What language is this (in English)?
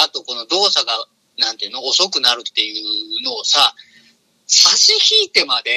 Japanese